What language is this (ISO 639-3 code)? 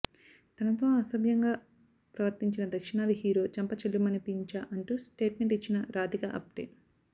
tel